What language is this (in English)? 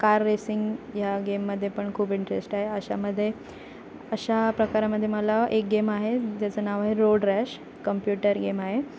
Marathi